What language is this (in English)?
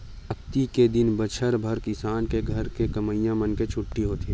Chhattisgarhi